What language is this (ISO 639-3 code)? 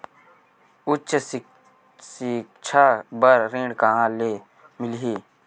hne